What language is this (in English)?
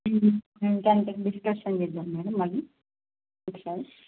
Telugu